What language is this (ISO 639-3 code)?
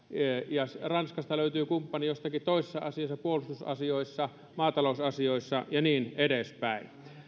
fin